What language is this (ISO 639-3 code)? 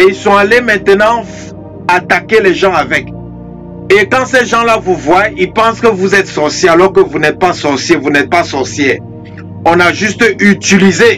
fra